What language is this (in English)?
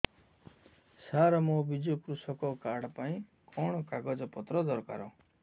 Odia